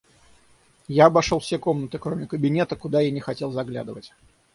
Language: Russian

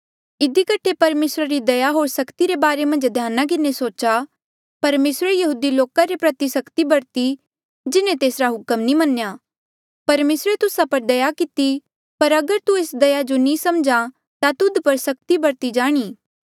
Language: Mandeali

